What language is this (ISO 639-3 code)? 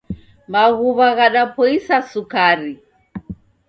dav